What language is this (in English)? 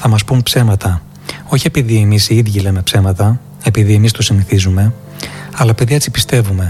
Greek